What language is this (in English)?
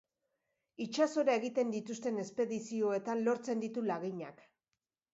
Basque